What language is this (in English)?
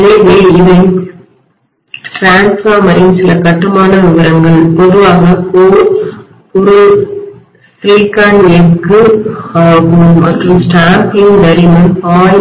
Tamil